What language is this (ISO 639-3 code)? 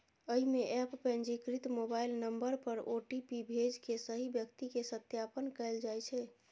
mai